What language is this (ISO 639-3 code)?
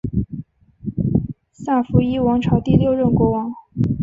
zho